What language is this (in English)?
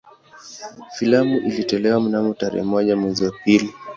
Swahili